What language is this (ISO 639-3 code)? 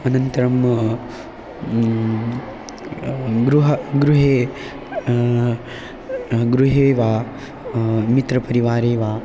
san